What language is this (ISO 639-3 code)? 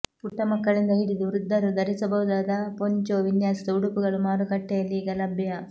kan